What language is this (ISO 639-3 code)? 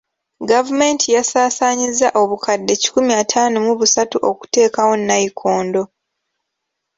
lug